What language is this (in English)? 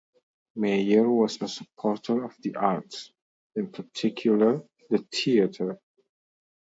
English